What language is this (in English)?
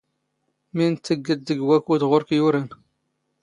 Standard Moroccan Tamazight